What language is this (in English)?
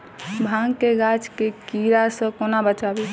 Maithili